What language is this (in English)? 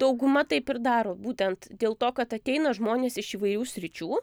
Lithuanian